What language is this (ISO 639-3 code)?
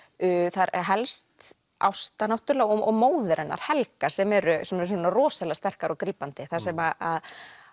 isl